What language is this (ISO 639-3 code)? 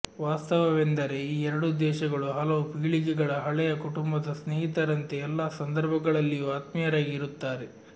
kan